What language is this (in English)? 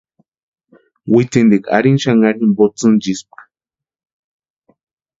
Western Highland Purepecha